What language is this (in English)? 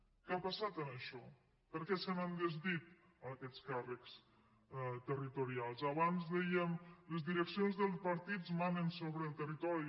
Catalan